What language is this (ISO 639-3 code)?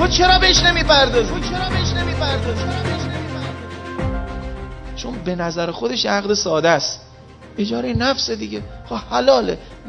fas